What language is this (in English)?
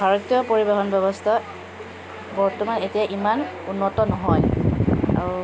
Assamese